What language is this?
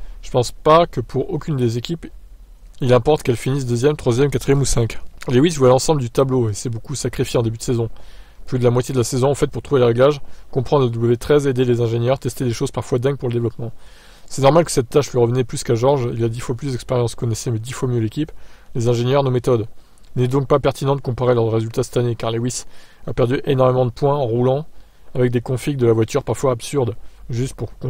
French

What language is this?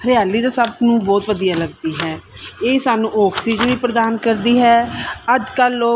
Punjabi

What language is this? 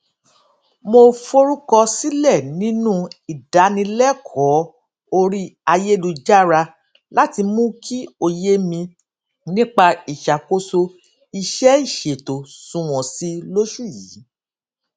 Yoruba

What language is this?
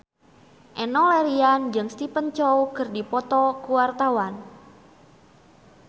Sundanese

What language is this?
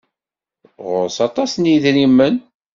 Kabyle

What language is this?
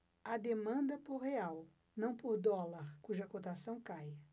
Portuguese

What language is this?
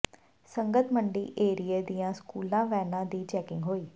Punjabi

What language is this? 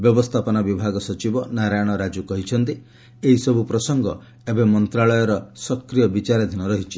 Odia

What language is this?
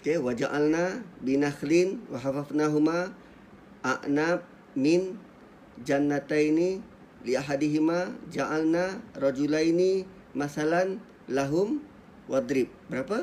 Malay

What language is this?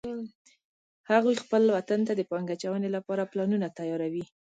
Pashto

